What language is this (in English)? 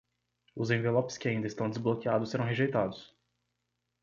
Portuguese